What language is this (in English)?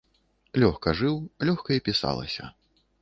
Belarusian